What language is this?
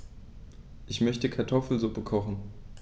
German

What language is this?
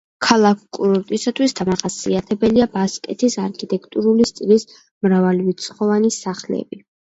Georgian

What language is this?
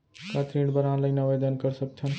Chhattisgarhi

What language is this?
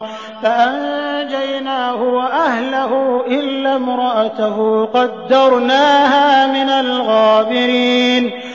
Arabic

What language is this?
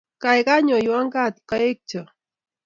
Kalenjin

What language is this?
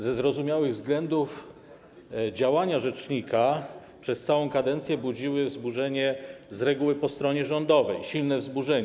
Polish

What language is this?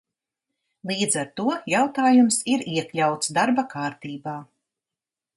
Latvian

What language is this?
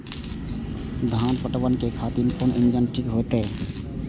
Maithili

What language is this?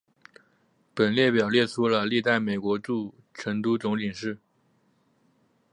Chinese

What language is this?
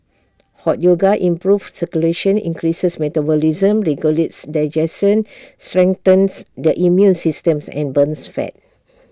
English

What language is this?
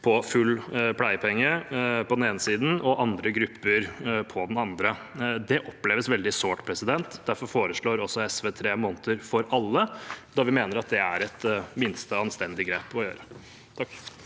Norwegian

